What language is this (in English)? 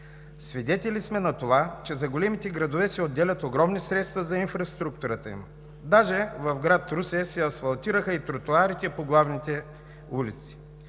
Bulgarian